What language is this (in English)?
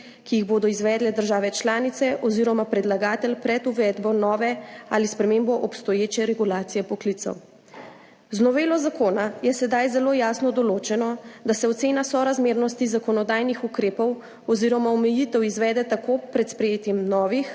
Slovenian